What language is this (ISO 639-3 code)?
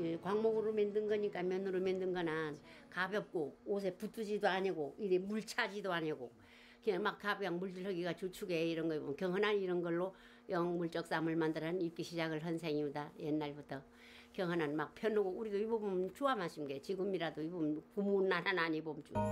kor